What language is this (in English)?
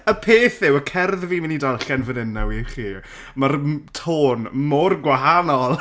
Welsh